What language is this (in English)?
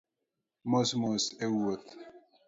Luo (Kenya and Tanzania)